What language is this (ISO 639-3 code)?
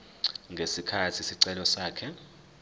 zul